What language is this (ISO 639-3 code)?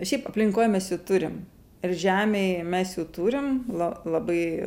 lit